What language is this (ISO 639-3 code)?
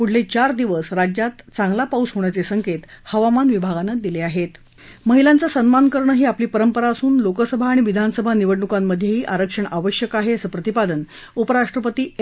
mar